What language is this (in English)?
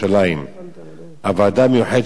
Hebrew